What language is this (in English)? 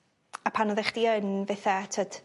Welsh